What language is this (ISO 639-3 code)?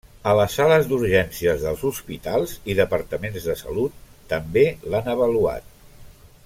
cat